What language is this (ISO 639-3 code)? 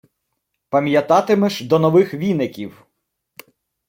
ukr